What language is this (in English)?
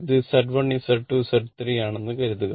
Malayalam